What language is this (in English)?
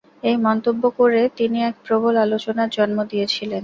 Bangla